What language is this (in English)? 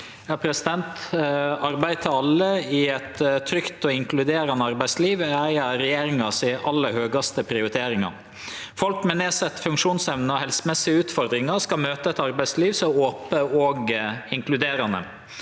Norwegian